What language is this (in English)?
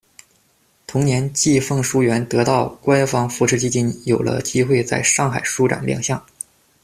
Chinese